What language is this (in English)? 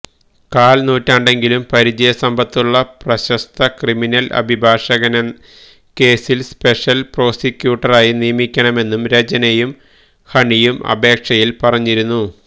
Malayalam